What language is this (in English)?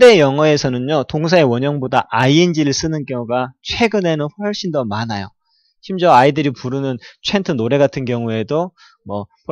Korean